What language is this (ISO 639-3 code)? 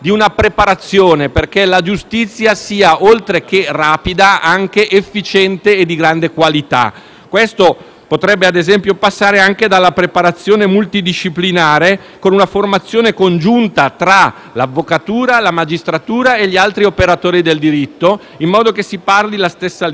ita